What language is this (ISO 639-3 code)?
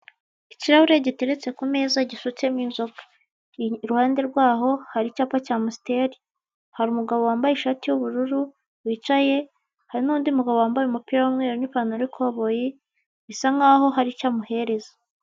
kin